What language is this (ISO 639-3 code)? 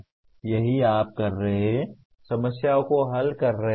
hin